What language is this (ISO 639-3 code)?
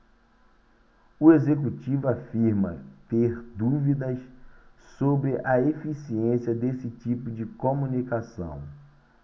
por